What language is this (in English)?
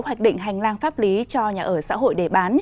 Vietnamese